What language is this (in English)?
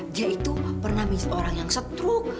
Indonesian